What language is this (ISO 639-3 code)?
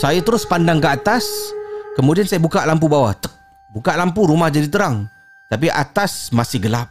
msa